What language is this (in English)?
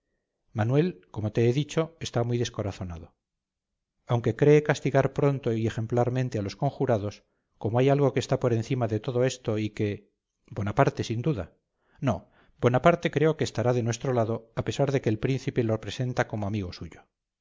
Spanish